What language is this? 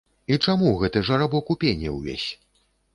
Belarusian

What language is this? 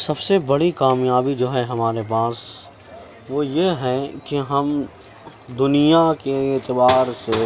Urdu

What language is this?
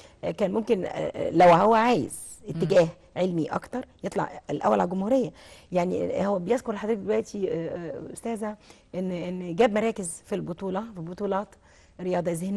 Arabic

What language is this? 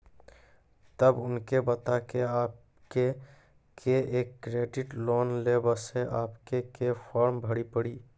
Maithili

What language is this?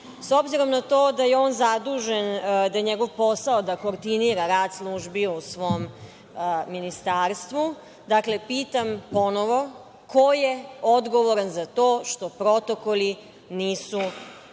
Serbian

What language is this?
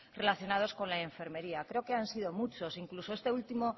Spanish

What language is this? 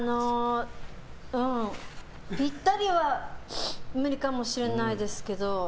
Japanese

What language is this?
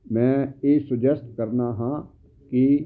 Punjabi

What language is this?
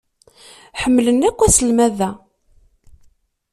Kabyle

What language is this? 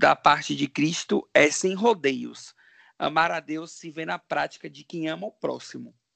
Portuguese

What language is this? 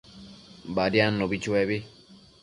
Matsés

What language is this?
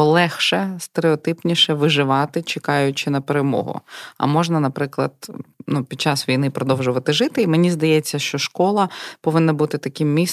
Ukrainian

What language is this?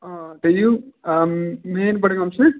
Kashmiri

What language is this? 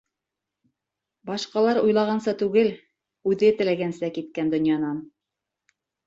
Bashkir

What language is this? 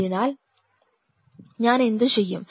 Malayalam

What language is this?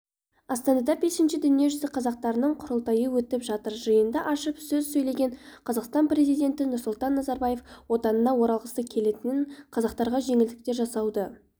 Kazakh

